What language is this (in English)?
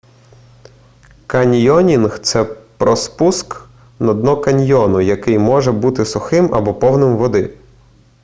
Ukrainian